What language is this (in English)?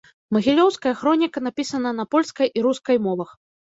Belarusian